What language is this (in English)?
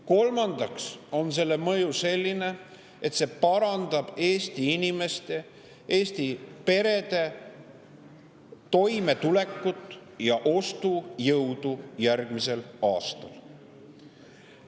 Estonian